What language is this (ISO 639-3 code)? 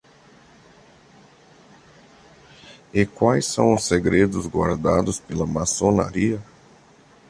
por